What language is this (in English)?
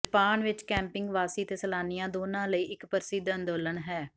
Punjabi